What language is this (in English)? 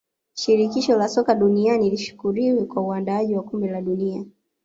Swahili